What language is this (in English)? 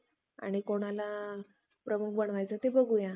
Marathi